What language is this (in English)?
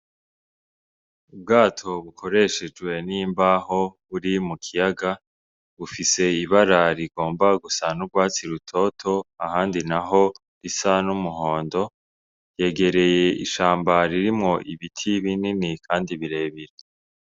Rundi